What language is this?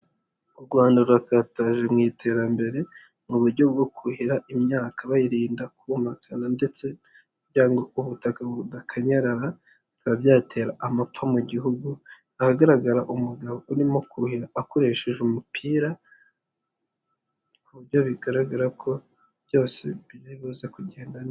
Kinyarwanda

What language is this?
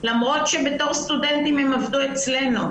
Hebrew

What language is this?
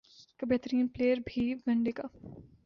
Urdu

